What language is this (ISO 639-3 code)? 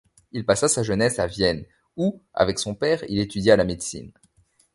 fra